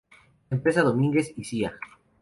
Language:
Spanish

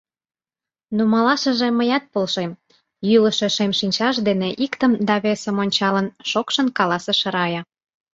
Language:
Mari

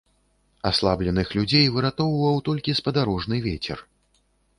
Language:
Belarusian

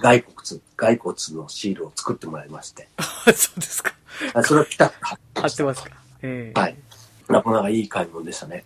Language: Japanese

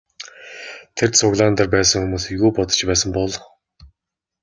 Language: Mongolian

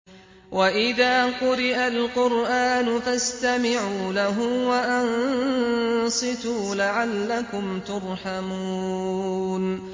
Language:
Arabic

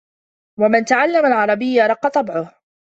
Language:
Arabic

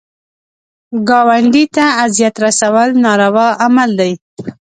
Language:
Pashto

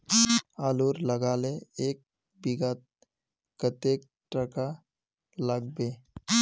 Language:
Magahi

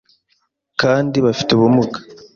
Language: Kinyarwanda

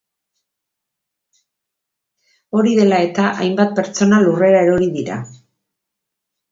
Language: Basque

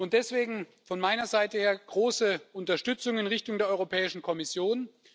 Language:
German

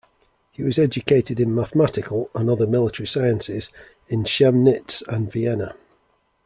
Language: English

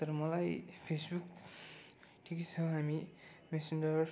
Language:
Nepali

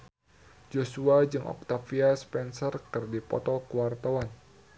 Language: Sundanese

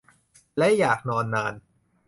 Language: Thai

